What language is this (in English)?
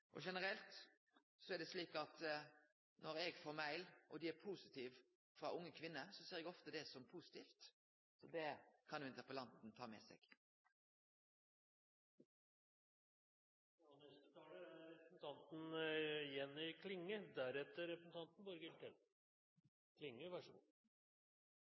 Norwegian Nynorsk